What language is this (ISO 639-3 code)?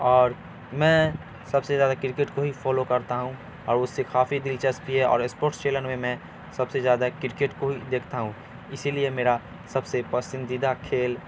urd